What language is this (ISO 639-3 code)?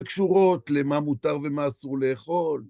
heb